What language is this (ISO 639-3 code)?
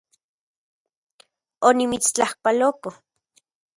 ncx